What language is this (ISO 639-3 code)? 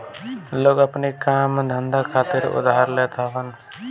bho